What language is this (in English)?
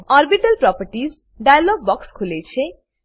Gujarati